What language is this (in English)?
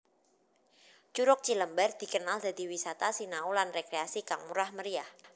Javanese